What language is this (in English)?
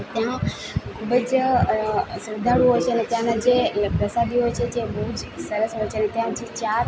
Gujarati